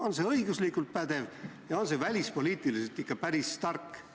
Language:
Estonian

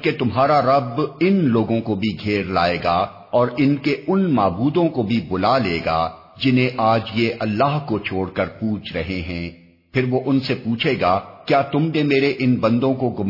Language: Urdu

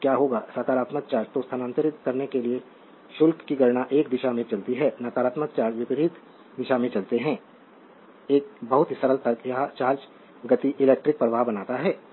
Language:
Hindi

